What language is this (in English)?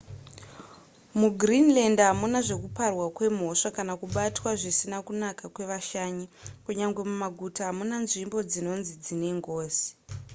Shona